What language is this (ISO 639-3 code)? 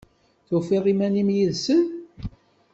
kab